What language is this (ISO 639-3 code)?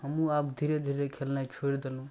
mai